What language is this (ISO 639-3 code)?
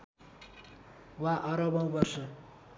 nep